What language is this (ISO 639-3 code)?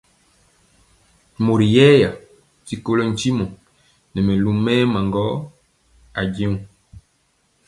mcx